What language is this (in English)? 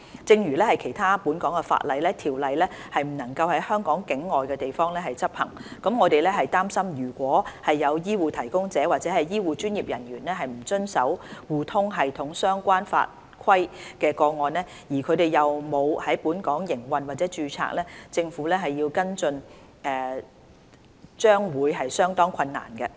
Cantonese